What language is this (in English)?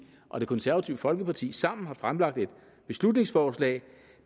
Danish